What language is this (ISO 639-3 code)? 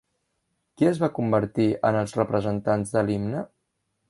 cat